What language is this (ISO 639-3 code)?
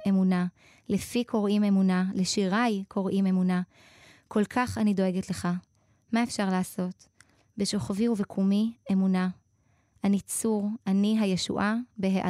heb